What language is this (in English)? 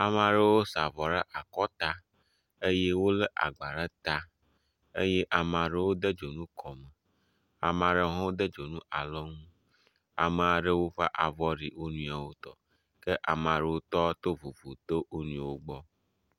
Ewe